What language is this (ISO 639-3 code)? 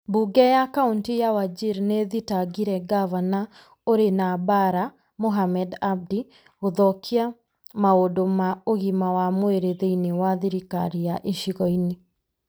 kik